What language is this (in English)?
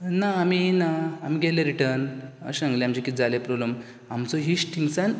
Konkani